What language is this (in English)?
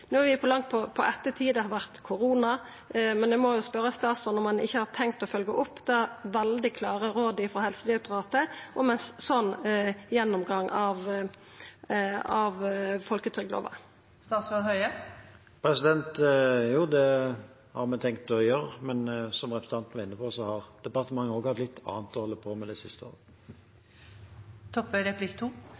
Norwegian